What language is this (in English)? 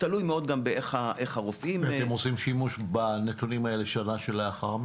Hebrew